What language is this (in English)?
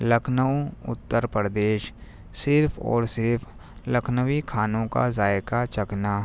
Urdu